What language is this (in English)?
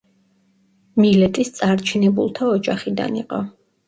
Georgian